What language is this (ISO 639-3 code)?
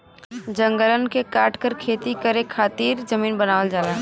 bho